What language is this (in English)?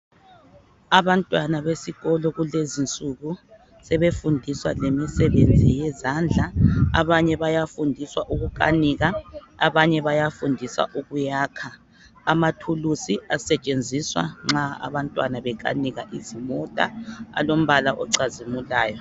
North Ndebele